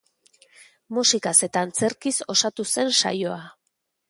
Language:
Basque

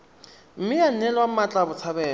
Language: Tswana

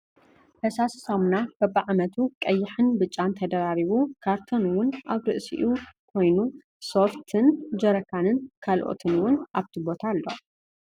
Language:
Tigrinya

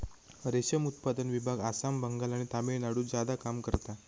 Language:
Marathi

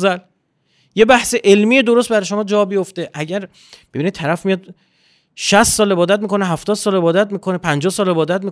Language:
Persian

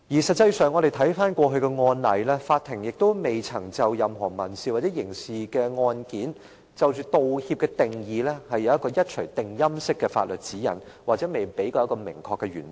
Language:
Cantonese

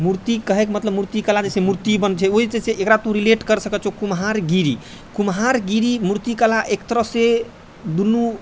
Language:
Maithili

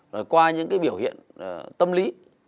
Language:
Vietnamese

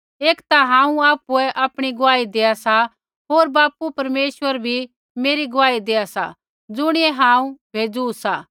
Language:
Kullu Pahari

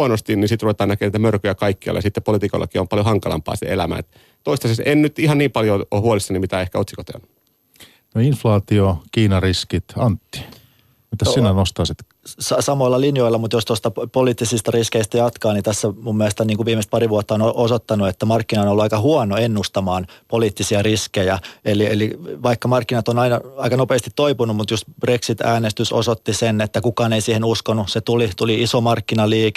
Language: Finnish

